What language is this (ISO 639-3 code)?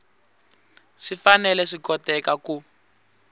tso